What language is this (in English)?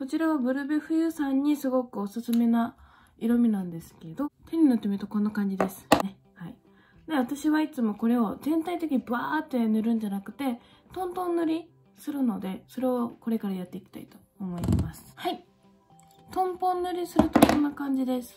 Japanese